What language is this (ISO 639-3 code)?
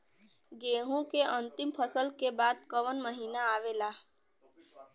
bho